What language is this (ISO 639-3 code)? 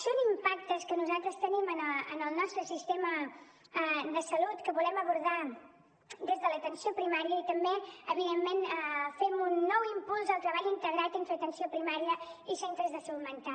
cat